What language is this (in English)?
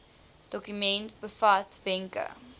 Afrikaans